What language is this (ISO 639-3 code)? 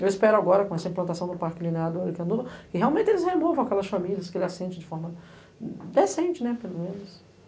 por